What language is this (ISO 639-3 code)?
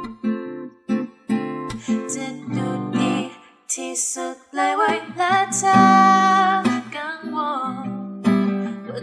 kor